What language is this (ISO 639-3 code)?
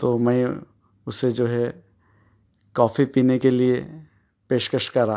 urd